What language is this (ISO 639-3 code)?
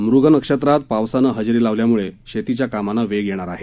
mar